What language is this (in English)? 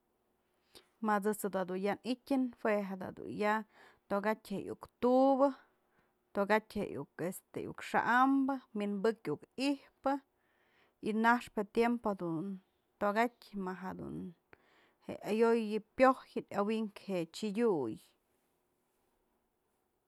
Mazatlán Mixe